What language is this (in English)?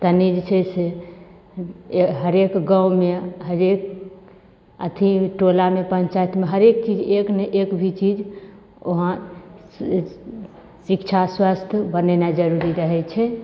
Maithili